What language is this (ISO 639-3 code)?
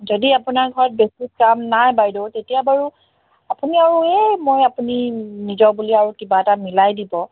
asm